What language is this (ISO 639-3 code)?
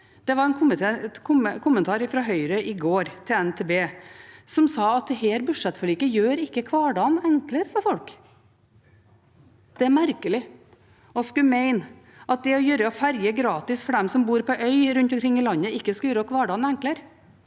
nor